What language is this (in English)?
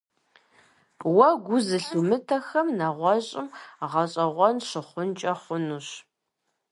Kabardian